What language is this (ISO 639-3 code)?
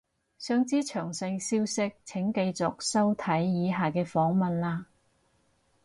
yue